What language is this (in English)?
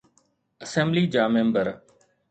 Sindhi